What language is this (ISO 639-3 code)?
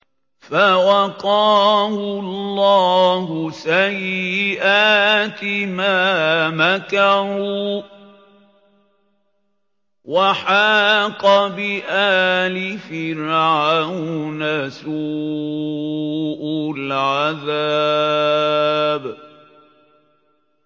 ara